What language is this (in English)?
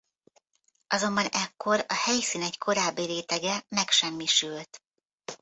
Hungarian